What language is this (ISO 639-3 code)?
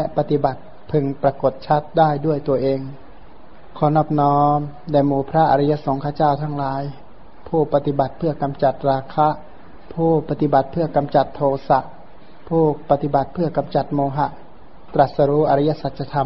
tha